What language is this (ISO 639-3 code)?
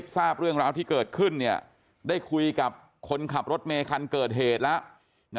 tha